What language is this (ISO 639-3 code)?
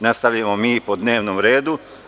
srp